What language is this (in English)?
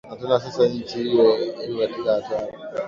Swahili